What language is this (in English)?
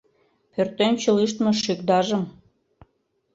Mari